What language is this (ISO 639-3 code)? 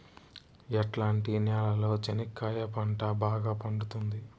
tel